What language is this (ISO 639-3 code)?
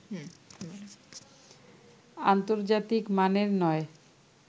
ben